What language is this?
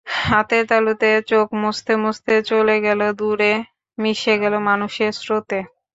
Bangla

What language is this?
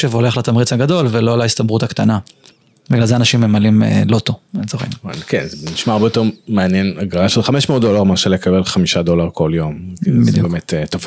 Hebrew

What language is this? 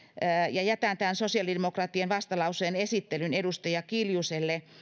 Finnish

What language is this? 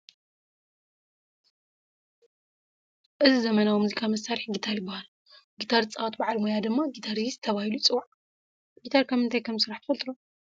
Tigrinya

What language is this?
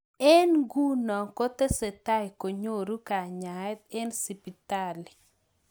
Kalenjin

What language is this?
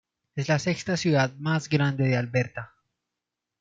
Spanish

